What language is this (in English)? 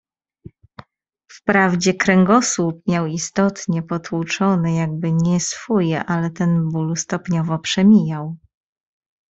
Polish